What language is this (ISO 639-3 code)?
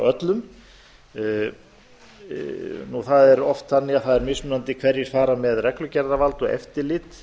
isl